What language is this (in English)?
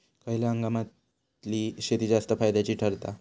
Marathi